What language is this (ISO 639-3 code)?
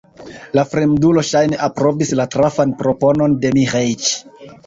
epo